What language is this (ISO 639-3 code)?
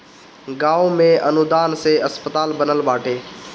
bho